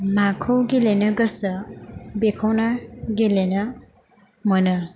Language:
Bodo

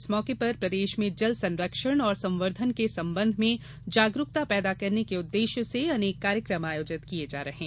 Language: Hindi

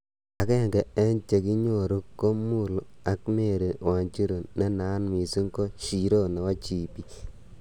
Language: Kalenjin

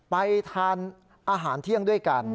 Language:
Thai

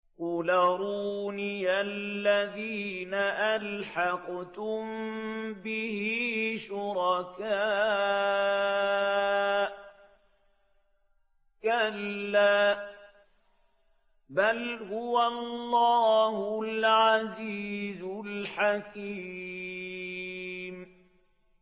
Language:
Arabic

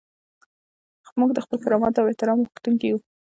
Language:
Pashto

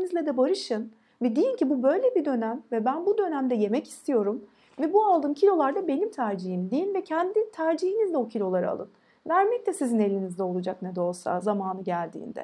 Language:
Turkish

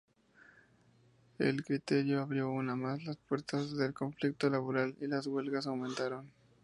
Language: Spanish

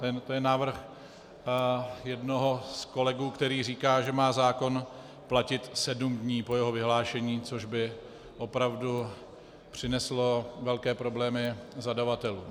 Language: Czech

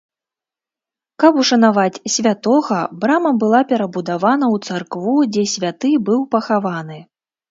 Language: Belarusian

